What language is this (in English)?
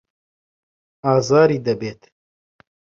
Central Kurdish